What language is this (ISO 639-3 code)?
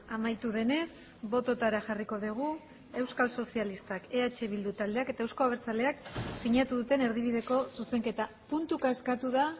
eus